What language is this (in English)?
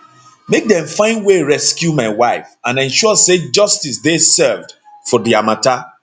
Nigerian Pidgin